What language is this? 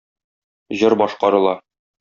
Tatar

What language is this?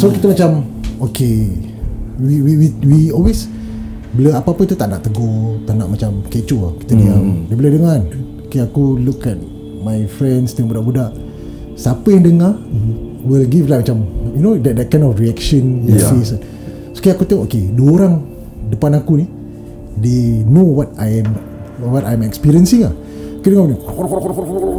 Malay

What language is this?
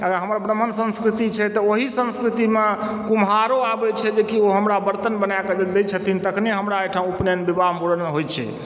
Maithili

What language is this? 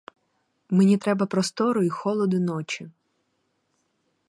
Ukrainian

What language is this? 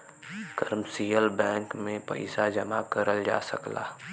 Bhojpuri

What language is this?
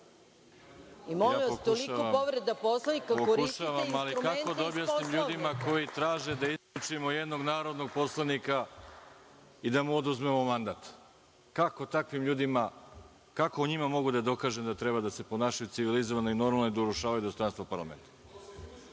Serbian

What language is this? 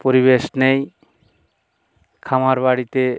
Bangla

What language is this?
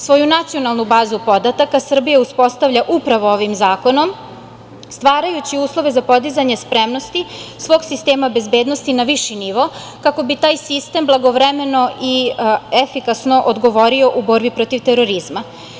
Serbian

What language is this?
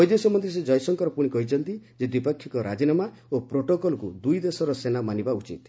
Odia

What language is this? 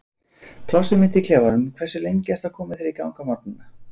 Icelandic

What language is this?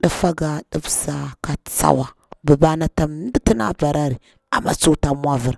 Bura-Pabir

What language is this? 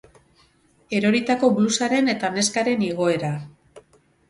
Basque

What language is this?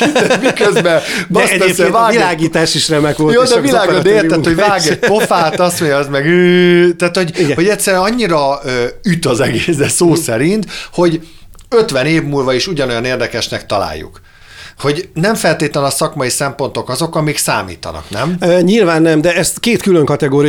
Hungarian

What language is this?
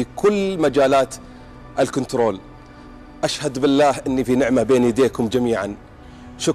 Arabic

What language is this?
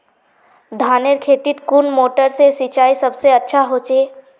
Magahi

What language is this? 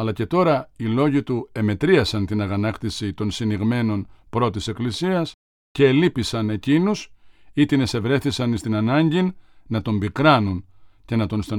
Greek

